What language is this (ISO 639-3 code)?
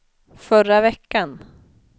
swe